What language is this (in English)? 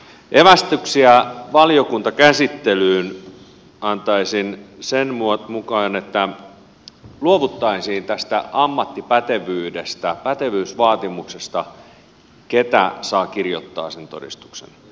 Finnish